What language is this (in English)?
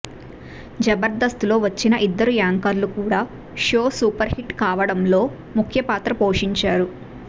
Telugu